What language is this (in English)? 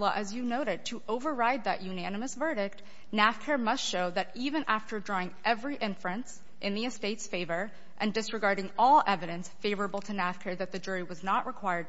English